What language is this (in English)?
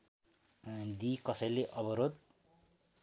Nepali